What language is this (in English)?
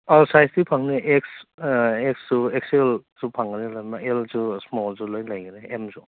Manipuri